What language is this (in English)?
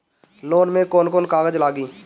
Bhojpuri